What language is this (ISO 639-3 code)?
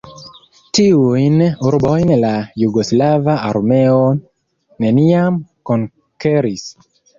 epo